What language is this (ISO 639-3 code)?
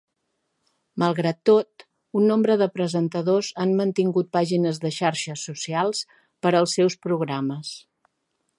cat